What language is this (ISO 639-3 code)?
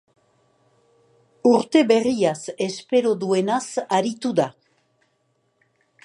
eus